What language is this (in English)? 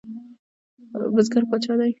Pashto